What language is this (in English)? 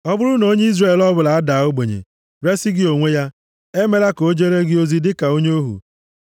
Igbo